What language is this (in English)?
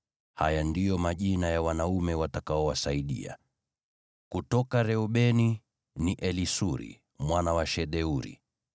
Swahili